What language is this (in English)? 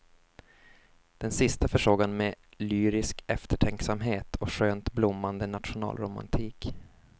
Swedish